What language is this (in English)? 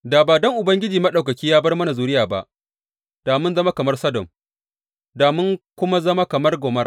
Hausa